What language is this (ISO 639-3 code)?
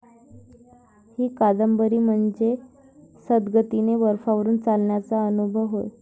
mar